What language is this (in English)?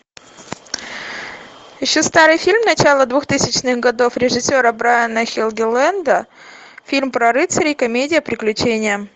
Russian